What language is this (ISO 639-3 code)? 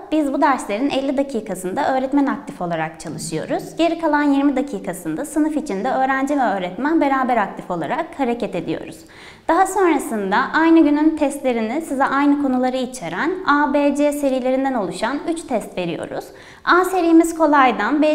tur